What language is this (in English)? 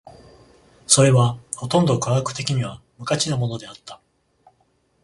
Japanese